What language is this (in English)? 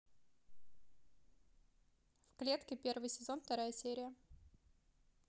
Russian